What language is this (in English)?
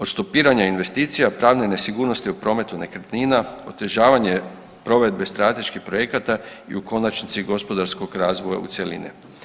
Croatian